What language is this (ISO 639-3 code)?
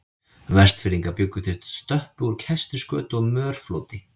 isl